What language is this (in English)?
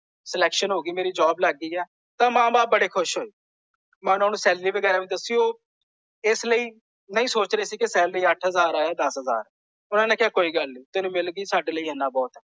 Punjabi